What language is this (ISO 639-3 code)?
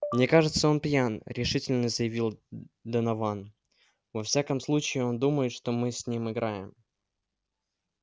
rus